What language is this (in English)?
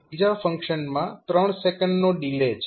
Gujarati